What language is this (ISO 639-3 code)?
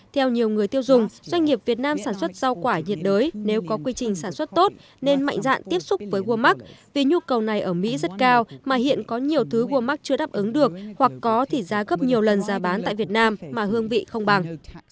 vie